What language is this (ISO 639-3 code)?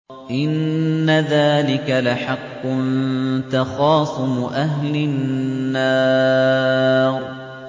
ara